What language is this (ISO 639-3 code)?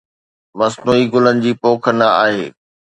snd